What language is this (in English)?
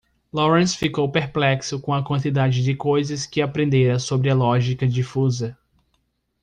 Portuguese